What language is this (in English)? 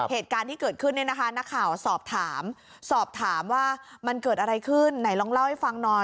Thai